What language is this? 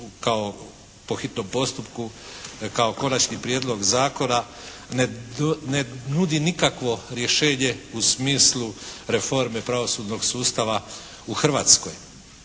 Croatian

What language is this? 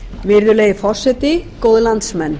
Icelandic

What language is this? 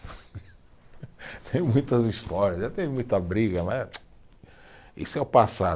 Portuguese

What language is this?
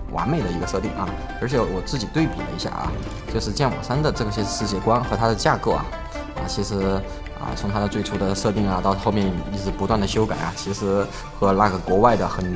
Chinese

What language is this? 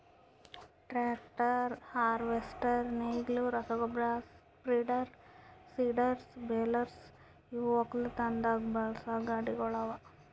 Kannada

